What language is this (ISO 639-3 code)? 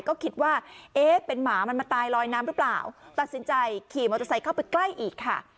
tha